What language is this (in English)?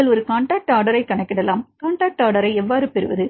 Tamil